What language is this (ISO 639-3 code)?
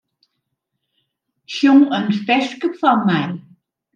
fry